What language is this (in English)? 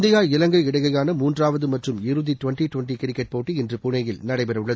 Tamil